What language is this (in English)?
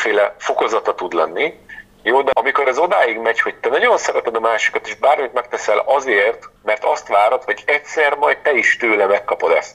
Hungarian